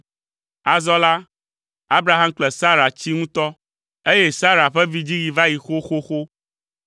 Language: Ewe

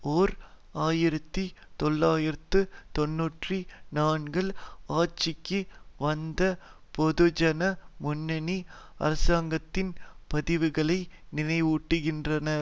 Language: Tamil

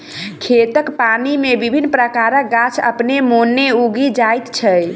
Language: Maithili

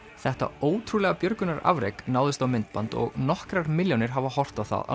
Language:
Icelandic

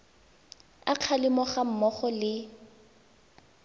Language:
Tswana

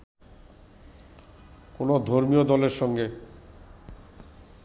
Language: Bangla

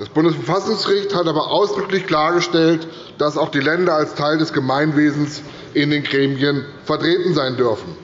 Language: German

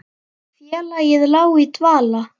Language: Icelandic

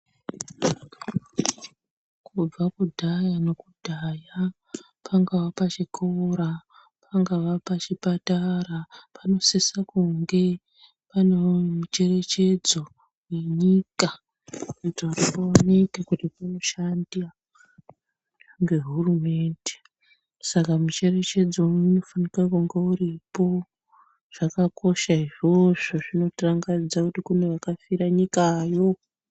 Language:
Ndau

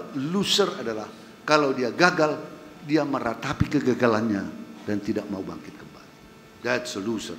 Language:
Indonesian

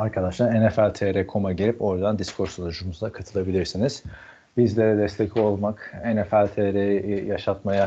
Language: Turkish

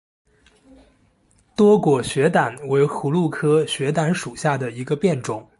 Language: Chinese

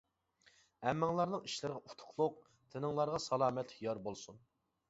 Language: Uyghur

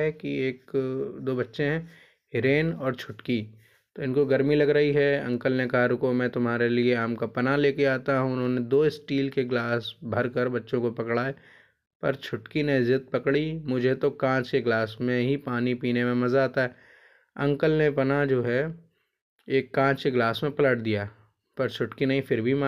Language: Hindi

